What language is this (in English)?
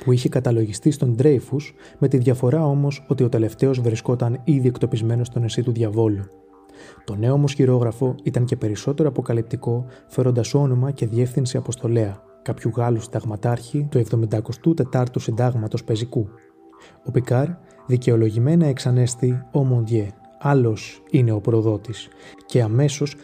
Greek